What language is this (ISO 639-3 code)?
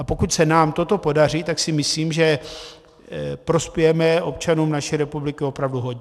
ces